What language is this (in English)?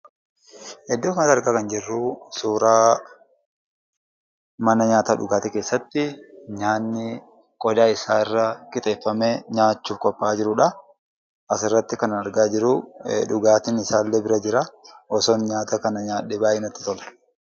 Oromo